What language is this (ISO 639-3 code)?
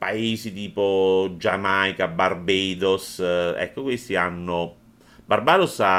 ita